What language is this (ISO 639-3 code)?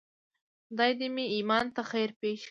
pus